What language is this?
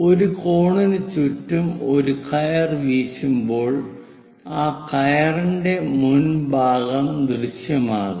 Malayalam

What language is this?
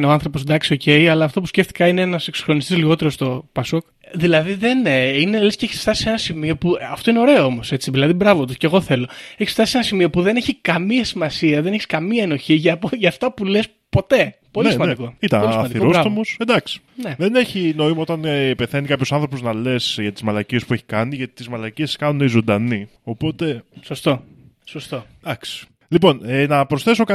Greek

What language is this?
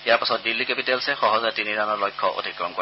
Assamese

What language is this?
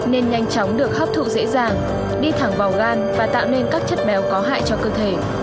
Vietnamese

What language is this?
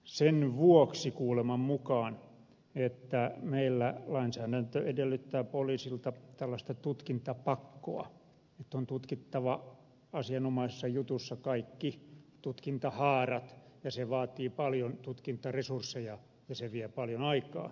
Finnish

